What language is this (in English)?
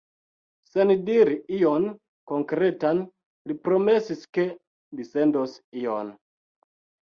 Esperanto